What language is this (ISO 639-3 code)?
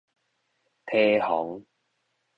nan